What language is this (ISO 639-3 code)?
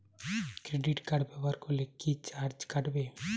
ben